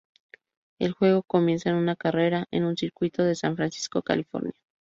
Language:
Spanish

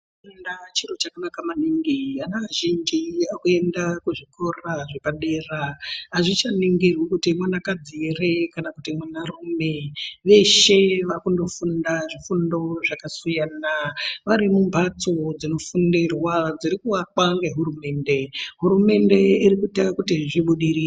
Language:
Ndau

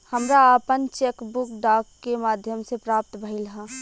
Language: Bhojpuri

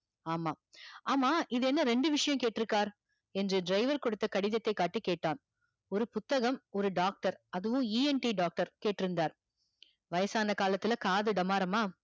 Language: Tamil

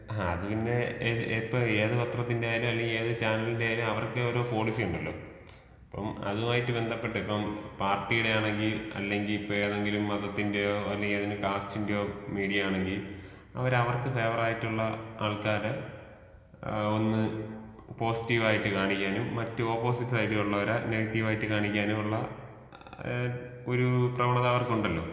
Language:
Malayalam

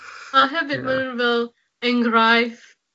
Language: Welsh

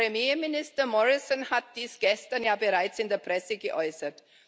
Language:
German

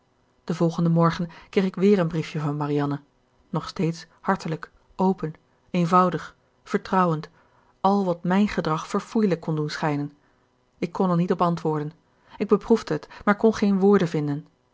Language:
Dutch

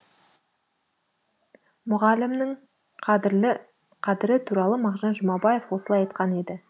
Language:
Kazakh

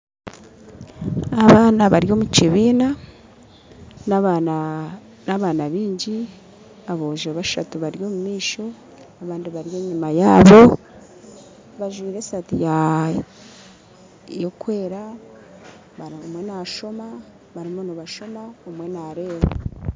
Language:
Nyankole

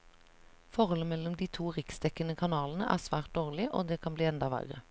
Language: Norwegian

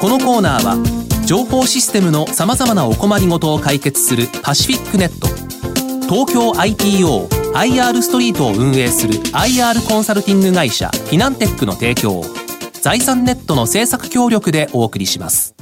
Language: Japanese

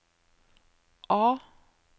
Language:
Norwegian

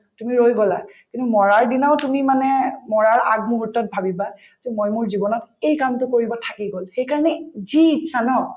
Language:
Assamese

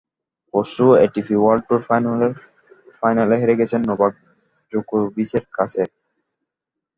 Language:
Bangla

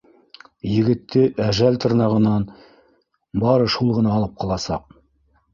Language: Bashkir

